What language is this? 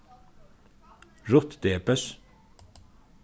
Faroese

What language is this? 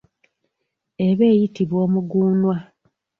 Ganda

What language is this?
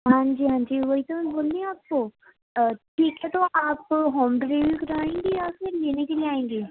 Urdu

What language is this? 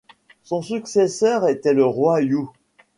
French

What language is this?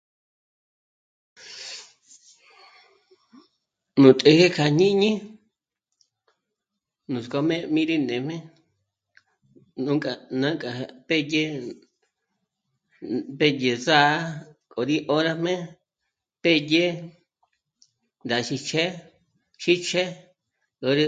Michoacán Mazahua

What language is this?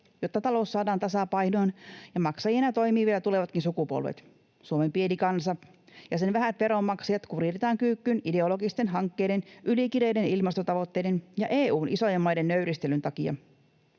Finnish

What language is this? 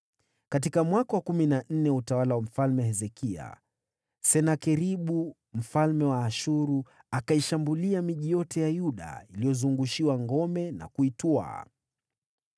Swahili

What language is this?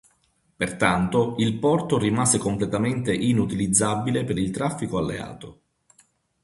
Italian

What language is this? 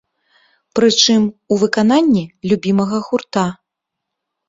Belarusian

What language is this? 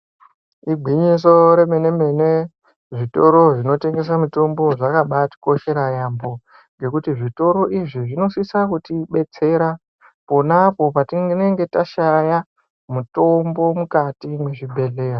Ndau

